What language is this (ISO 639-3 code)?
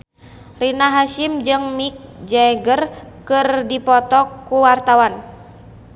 sun